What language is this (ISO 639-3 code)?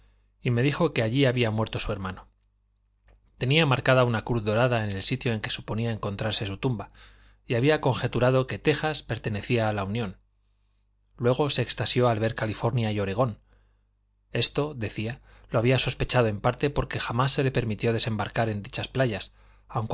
spa